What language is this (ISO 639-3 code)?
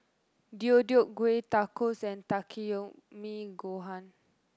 eng